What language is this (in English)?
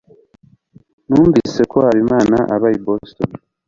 Kinyarwanda